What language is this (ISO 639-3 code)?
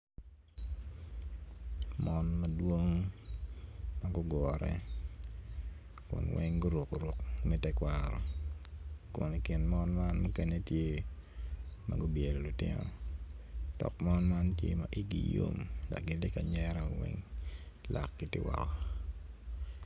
ach